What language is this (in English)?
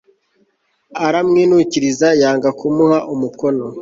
Kinyarwanda